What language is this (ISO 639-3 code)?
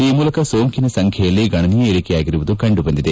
kan